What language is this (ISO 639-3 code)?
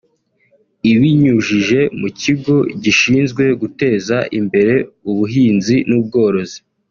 kin